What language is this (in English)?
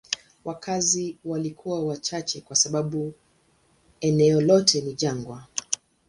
Swahili